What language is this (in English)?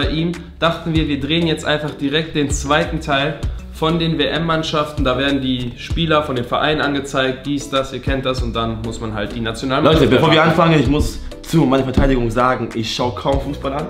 German